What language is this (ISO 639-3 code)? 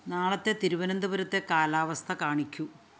mal